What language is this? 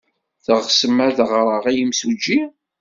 Kabyle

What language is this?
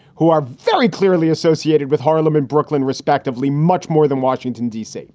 English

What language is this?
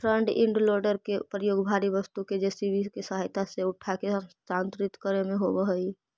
Magahi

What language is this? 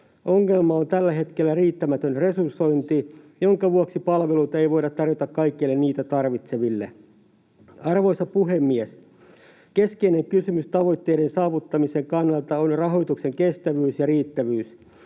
Finnish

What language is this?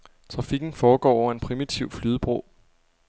Danish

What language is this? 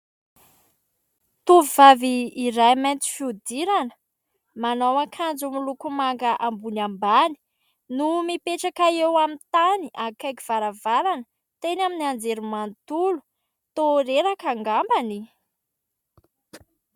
Malagasy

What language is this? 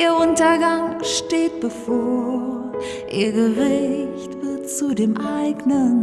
German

